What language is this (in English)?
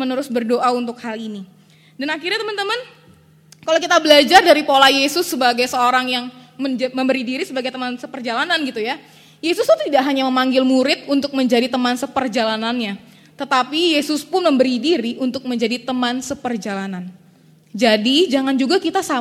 Indonesian